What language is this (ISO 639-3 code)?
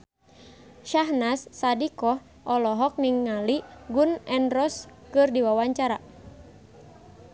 sun